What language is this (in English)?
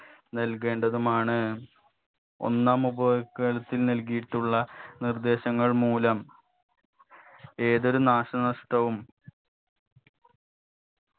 Malayalam